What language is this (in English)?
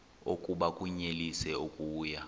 Xhosa